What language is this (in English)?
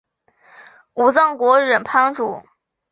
Chinese